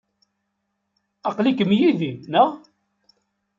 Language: Kabyle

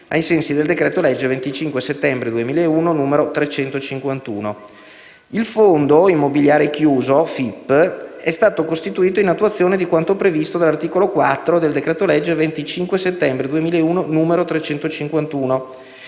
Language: Italian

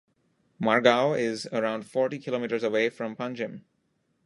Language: English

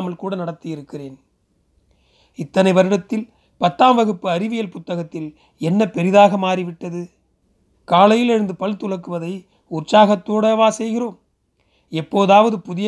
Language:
Tamil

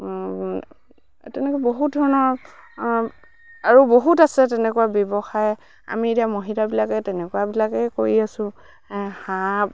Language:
Assamese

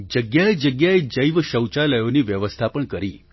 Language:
Gujarati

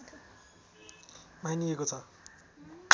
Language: Nepali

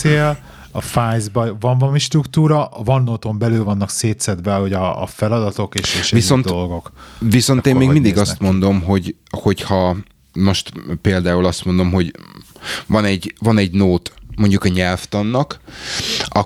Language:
Hungarian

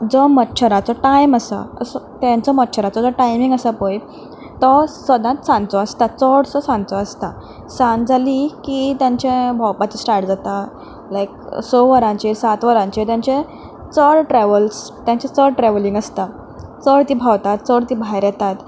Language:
Konkani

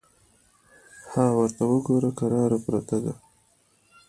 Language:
Pashto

